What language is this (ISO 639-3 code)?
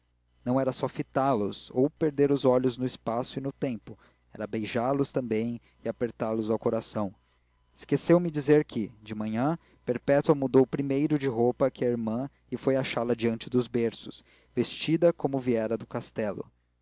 por